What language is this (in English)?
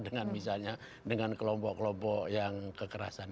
Indonesian